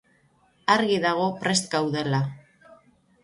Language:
Basque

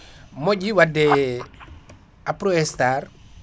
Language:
Fula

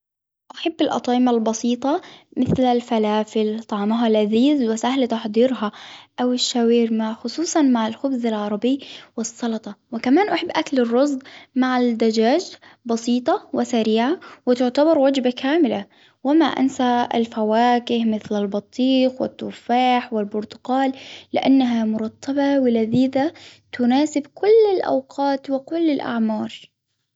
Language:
Hijazi Arabic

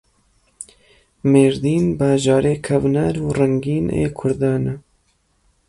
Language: Kurdish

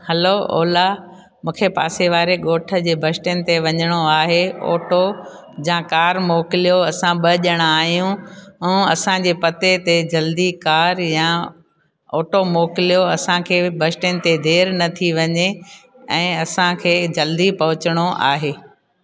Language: Sindhi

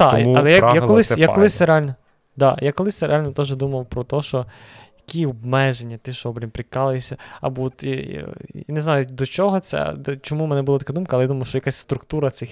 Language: Ukrainian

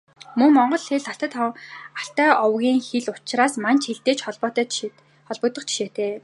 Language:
Mongolian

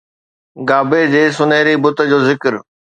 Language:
Sindhi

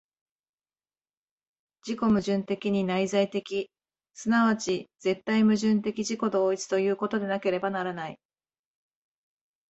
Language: Japanese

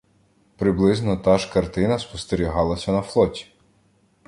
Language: Ukrainian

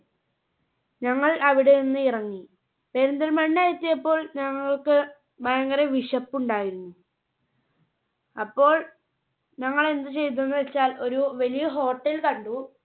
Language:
Malayalam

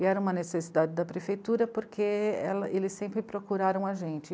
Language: Portuguese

